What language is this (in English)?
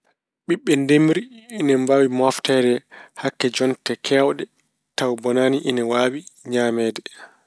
Fula